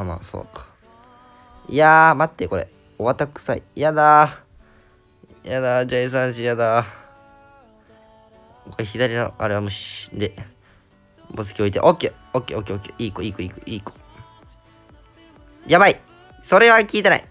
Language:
Japanese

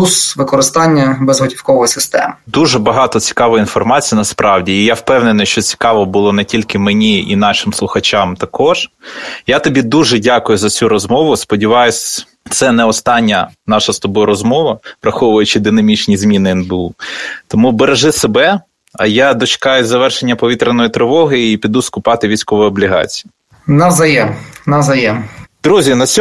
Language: Ukrainian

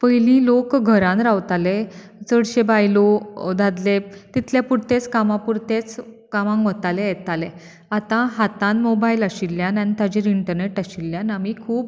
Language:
Konkani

